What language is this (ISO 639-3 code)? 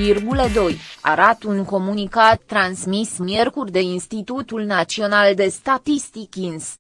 ron